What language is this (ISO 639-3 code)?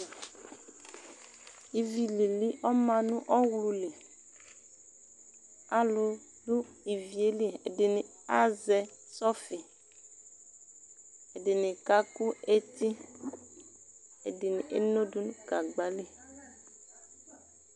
kpo